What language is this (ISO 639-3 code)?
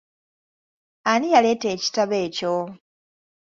lug